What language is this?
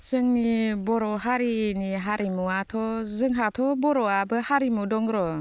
Bodo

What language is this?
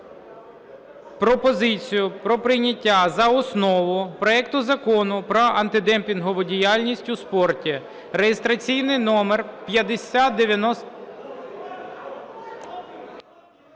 Ukrainian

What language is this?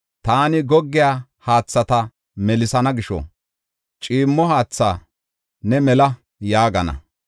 Gofa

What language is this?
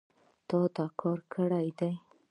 Pashto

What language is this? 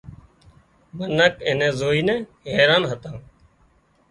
Wadiyara Koli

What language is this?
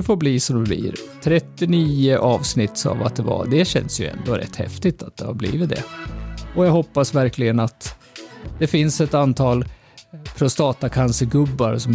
Swedish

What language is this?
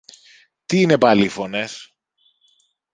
Greek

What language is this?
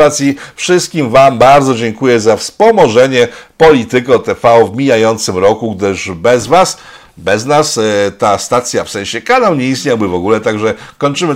Polish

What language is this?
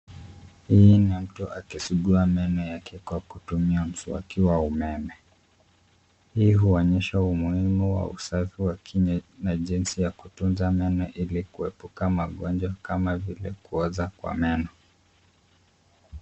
Swahili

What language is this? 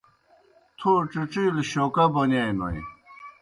Kohistani Shina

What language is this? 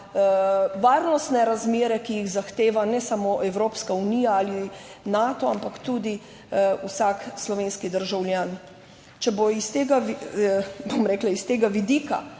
Slovenian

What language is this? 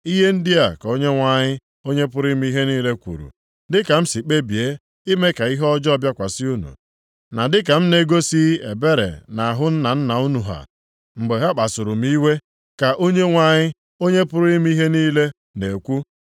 Igbo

